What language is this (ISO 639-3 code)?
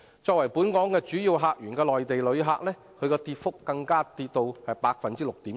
yue